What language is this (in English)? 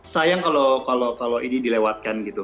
Indonesian